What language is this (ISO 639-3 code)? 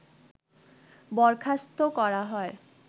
ben